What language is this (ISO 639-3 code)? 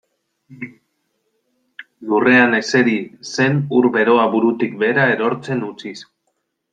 eus